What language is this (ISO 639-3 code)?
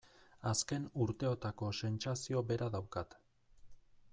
eus